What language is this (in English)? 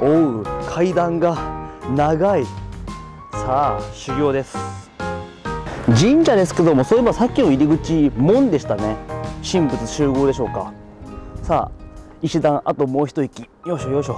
Japanese